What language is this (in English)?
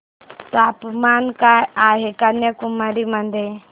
Marathi